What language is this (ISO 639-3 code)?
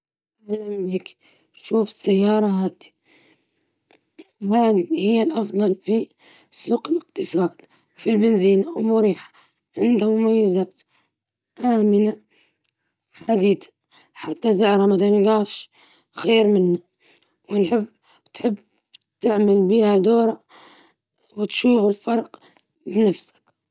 ayl